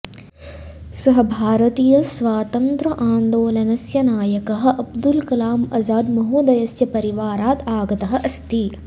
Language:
Sanskrit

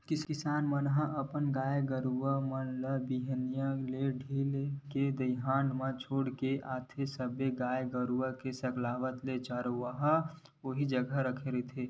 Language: Chhattisgarhi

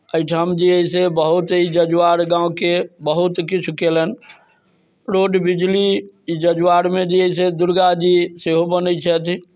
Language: Maithili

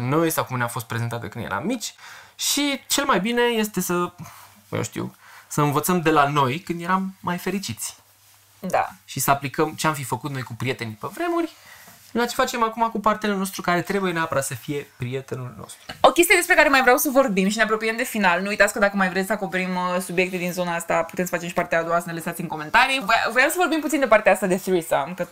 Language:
Romanian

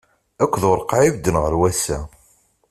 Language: Kabyle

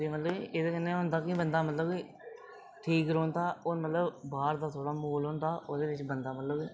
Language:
Dogri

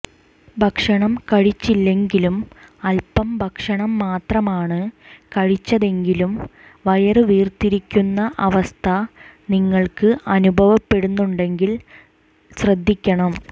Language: Malayalam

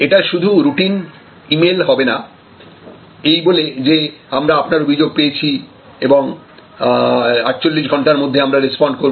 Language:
Bangla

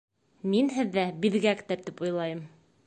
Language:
Bashkir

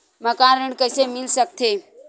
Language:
Chhattisgarhi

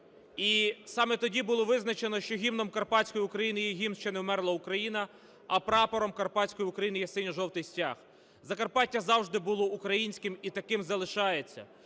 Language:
Ukrainian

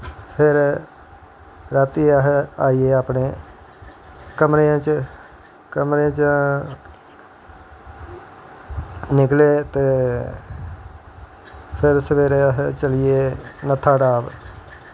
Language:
Dogri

